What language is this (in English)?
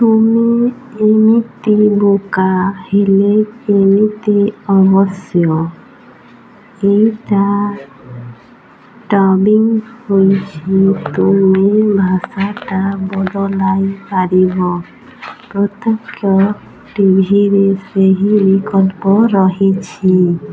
Odia